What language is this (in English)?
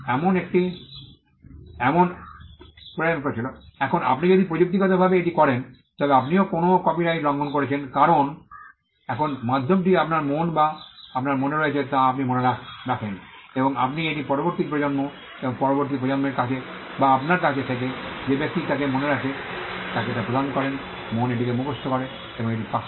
Bangla